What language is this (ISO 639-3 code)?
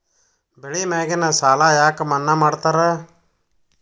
kan